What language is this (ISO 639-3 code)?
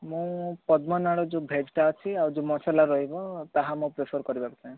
ori